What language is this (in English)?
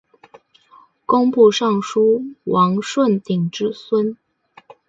Chinese